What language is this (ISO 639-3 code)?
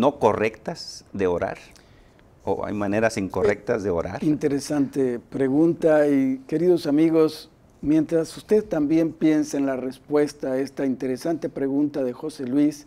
spa